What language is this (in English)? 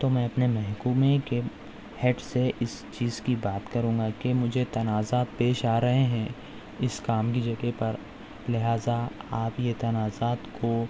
Urdu